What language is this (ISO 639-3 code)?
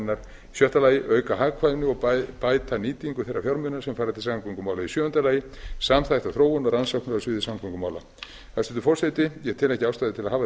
isl